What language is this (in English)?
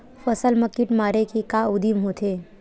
Chhattisgarhi